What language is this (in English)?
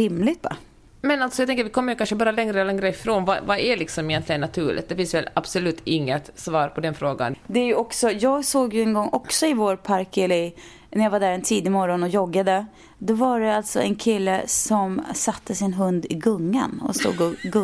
Swedish